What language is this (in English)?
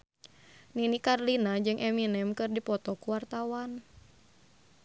Sundanese